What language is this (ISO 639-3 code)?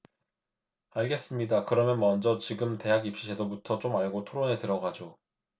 kor